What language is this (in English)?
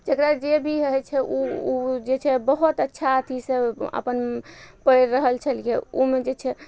Maithili